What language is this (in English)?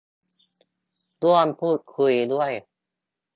Thai